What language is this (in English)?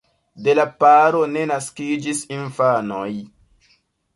Esperanto